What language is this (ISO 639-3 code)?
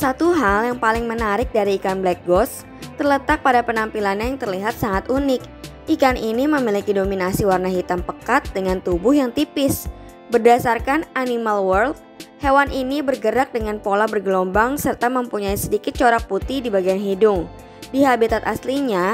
ind